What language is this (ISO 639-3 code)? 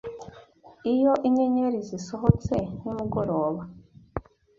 kin